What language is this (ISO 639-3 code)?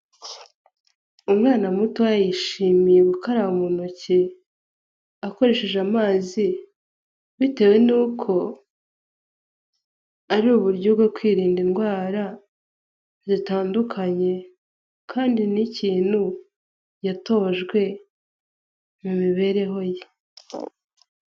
kin